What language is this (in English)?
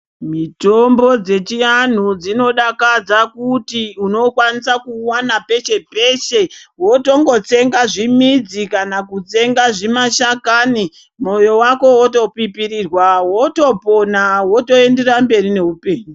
Ndau